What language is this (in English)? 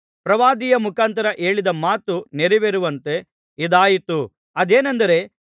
Kannada